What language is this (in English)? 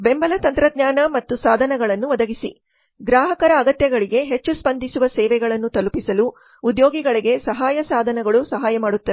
Kannada